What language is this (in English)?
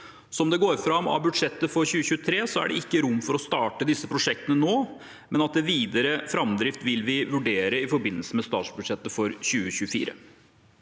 Norwegian